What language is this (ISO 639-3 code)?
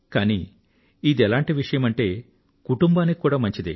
tel